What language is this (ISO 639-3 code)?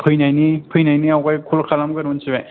brx